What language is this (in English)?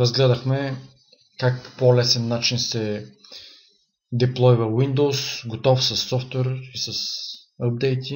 Bulgarian